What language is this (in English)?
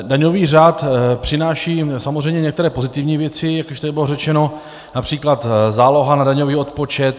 Czech